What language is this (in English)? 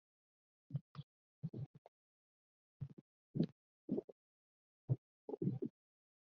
Kabyle